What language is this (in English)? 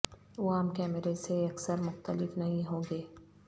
Urdu